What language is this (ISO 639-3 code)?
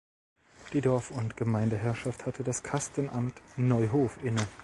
deu